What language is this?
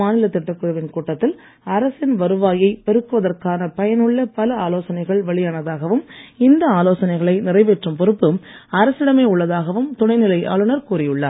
Tamil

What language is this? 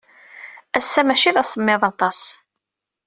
Kabyle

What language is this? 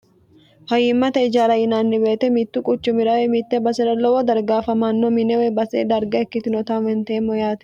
Sidamo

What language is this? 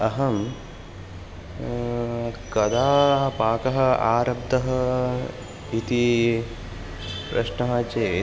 Sanskrit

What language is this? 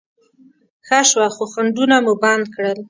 Pashto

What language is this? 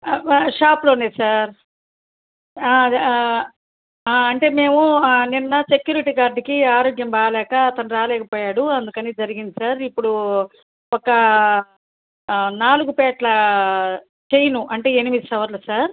Telugu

